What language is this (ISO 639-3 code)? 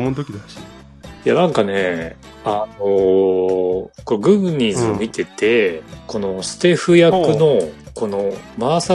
jpn